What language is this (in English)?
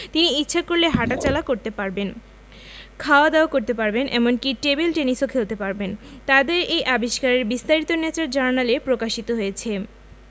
Bangla